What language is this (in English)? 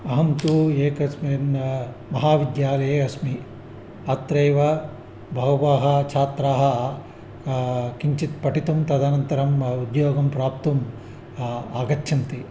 Sanskrit